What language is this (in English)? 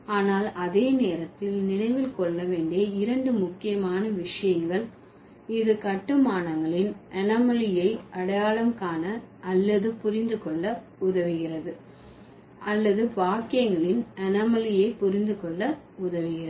Tamil